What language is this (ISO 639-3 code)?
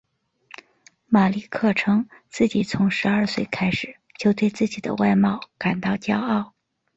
zho